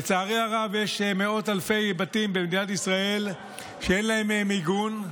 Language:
Hebrew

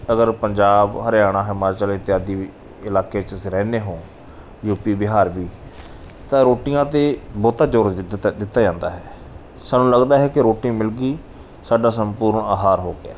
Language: Punjabi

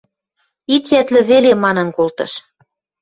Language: Western Mari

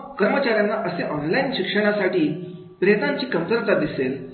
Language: Marathi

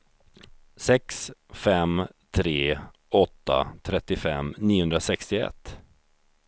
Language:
Swedish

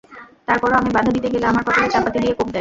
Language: Bangla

